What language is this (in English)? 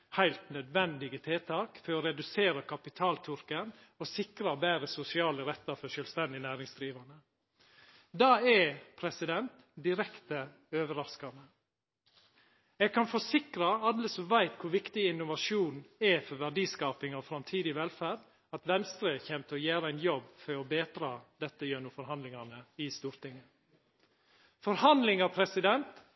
Norwegian Nynorsk